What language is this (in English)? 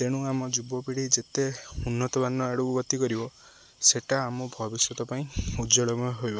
Odia